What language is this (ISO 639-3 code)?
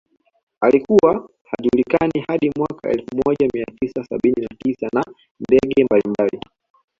swa